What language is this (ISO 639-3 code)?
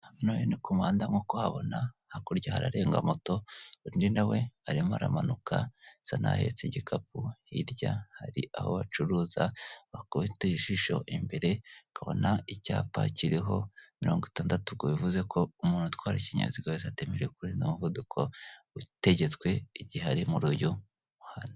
kin